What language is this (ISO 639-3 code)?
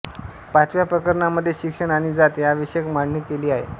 mar